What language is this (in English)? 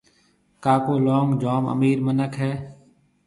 Marwari (Pakistan)